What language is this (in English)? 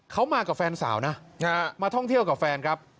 Thai